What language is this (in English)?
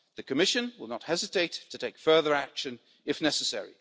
English